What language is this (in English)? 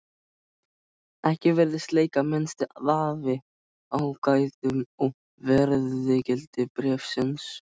Icelandic